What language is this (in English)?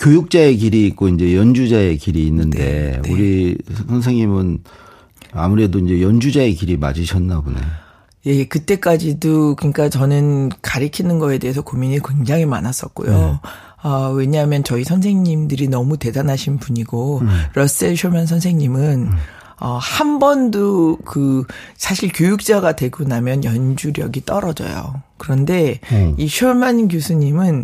Korean